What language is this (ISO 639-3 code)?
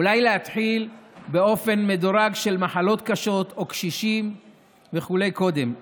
heb